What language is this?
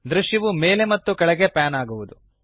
Kannada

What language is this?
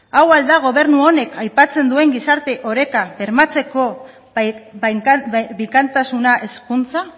Basque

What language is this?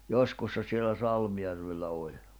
Finnish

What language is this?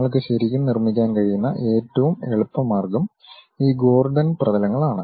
Malayalam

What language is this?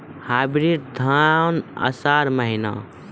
Maithili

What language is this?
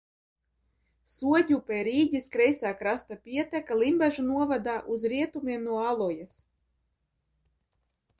Latvian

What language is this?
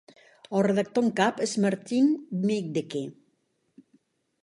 Catalan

